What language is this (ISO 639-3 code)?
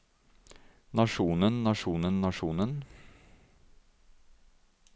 nor